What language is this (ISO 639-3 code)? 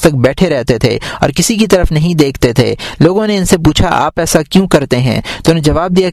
urd